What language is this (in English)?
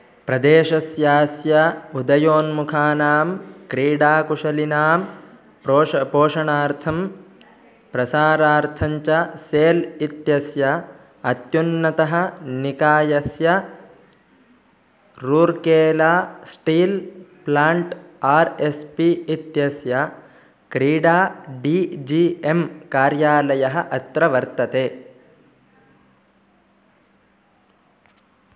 Sanskrit